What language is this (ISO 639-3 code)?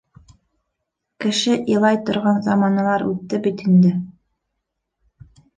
bak